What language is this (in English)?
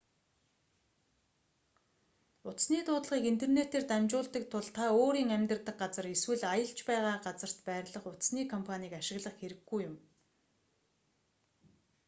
Mongolian